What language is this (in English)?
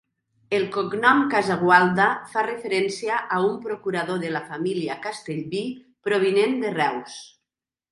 Catalan